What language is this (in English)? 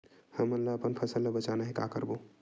Chhattisgarhi